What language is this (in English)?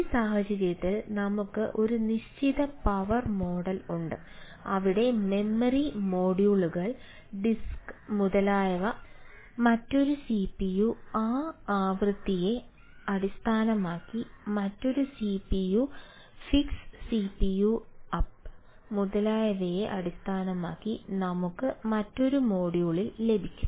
Malayalam